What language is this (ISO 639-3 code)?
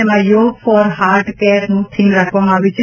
guj